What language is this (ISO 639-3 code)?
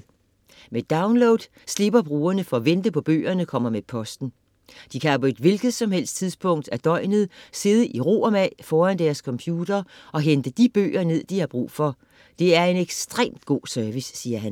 dan